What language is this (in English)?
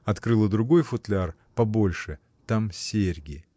Russian